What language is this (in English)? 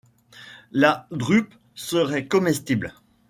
French